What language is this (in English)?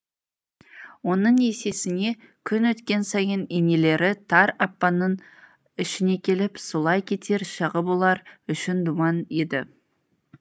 Kazakh